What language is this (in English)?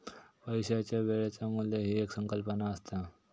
Marathi